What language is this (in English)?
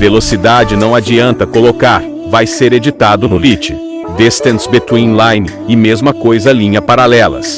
Portuguese